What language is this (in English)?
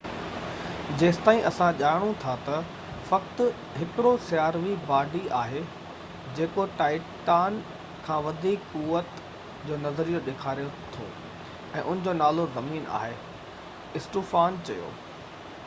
Sindhi